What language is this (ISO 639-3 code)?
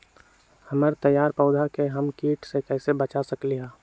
mag